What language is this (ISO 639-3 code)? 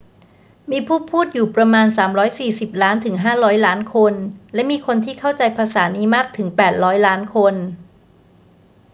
tha